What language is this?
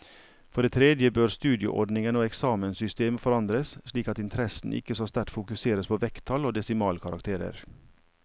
Norwegian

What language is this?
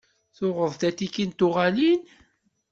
Kabyle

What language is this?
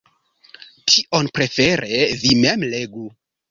Esperanto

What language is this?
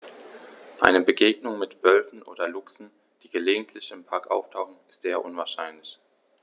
German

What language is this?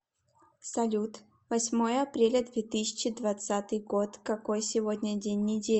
Russian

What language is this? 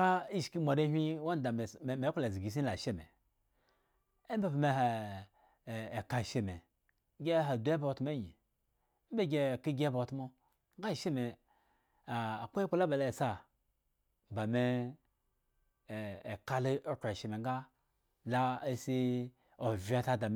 Eggon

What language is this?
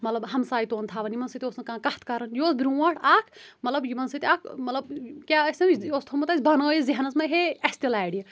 Kashmiri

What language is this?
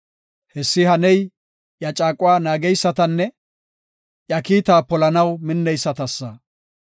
Gofa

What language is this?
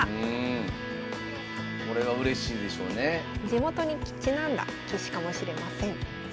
Japanese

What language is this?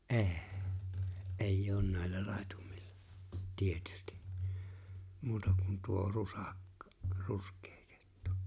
Finnish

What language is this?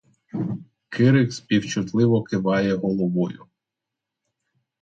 Ukrainian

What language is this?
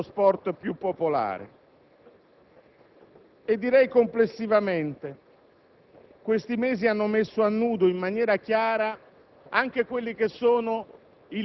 Italian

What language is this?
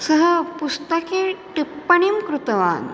Sanskrit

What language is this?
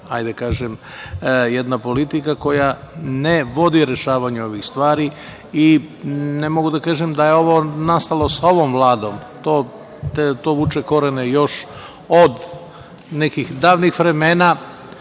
Serbian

